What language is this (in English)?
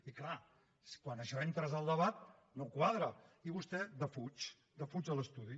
Catalan